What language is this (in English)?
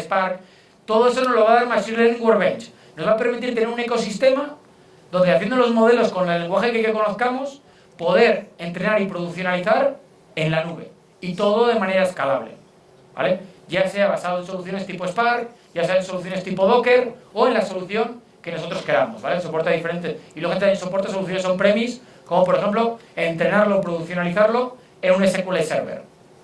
Spanish